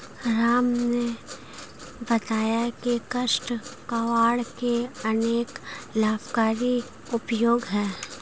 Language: Hindi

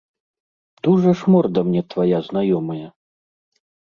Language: Belarusian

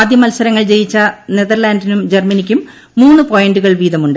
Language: Malayalam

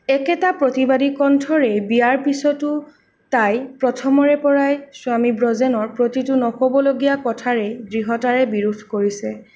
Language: Assamese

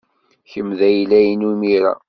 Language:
Kabyle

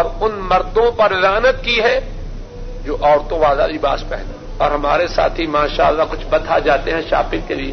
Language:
Urdu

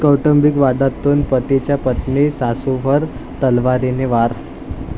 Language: Marathi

